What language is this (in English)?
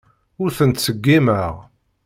Kabyle